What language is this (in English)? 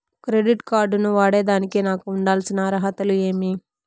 Telugu